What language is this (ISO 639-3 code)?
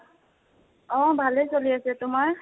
asm